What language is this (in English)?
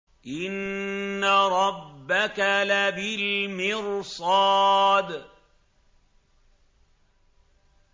Arabic